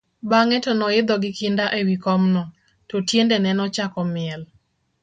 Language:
Luo (Kenya and Tanzania)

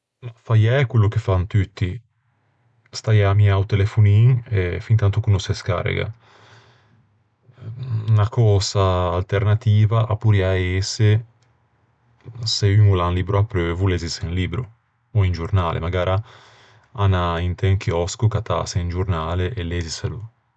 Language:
Ligurian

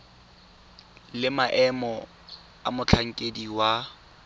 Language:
Tswana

